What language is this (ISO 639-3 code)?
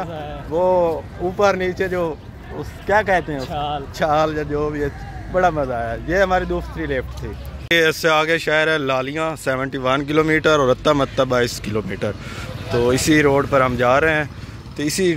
hin